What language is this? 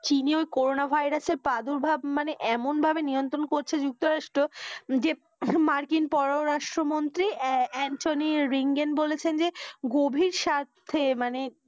Bangla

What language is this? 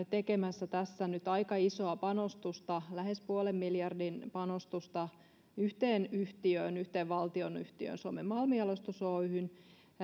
Finnish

